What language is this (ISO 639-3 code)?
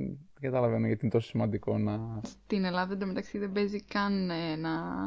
ell